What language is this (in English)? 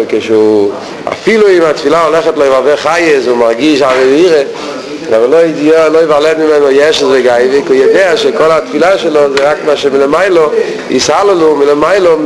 Hebrew